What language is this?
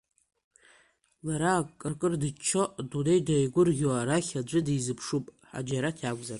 Abkhazian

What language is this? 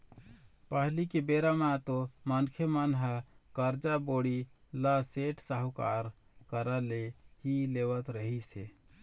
Chhattisgarhi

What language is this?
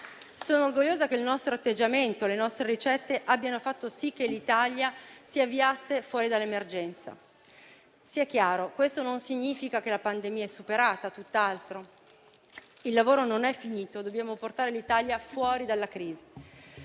Italian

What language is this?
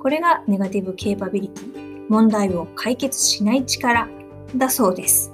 Japanese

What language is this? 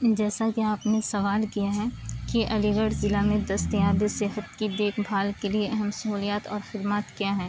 Urdu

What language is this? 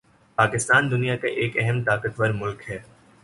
Urdu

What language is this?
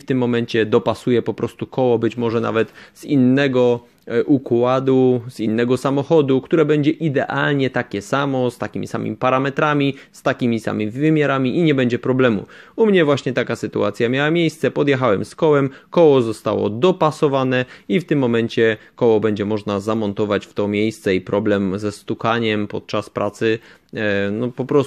Polish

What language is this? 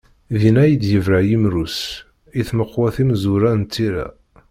Kabyle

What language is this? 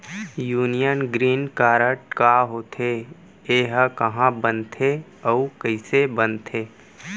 Chhattisgarhi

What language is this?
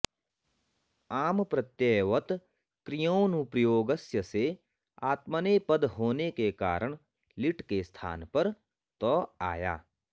Sanskrit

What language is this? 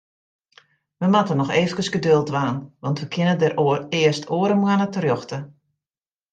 Western Frisian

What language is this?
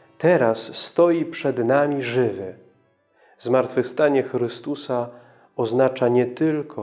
Polish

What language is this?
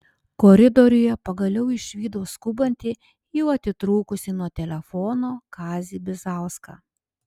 Lithuanian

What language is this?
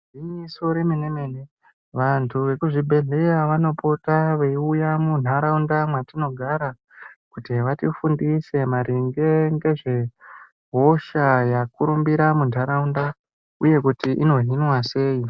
Ndau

